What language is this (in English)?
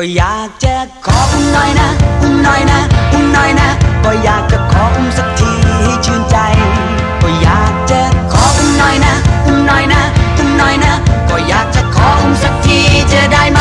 Thai